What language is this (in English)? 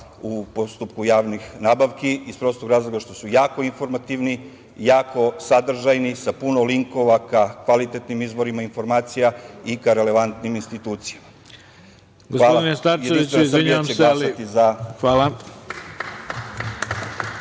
Serbian